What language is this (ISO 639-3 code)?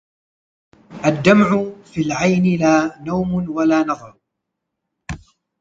ara